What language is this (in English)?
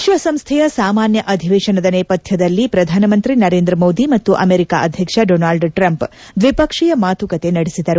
Kannada